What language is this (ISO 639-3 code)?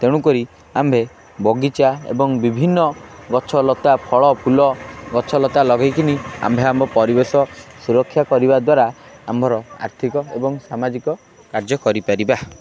ori